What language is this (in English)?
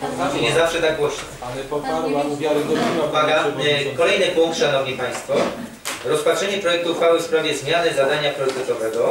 Polish